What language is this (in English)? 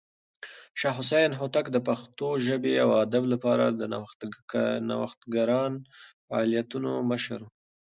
Pashto